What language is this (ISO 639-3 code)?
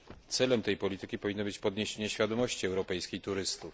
pol